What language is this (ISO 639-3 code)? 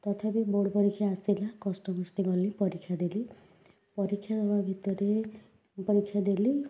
ori